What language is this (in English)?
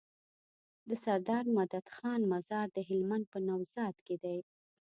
Pashto